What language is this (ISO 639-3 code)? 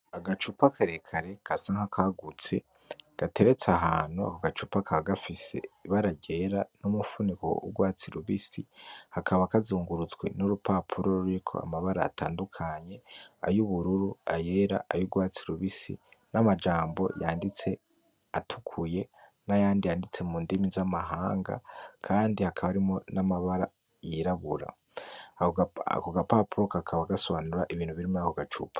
run